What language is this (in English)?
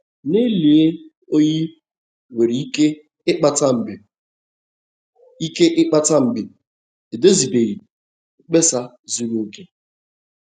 Igbo